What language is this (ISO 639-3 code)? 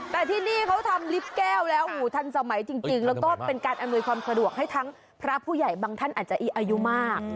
tha